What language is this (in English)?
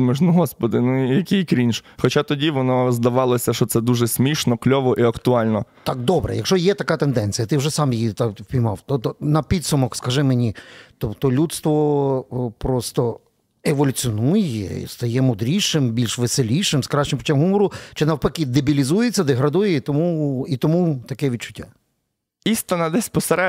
Ukrainian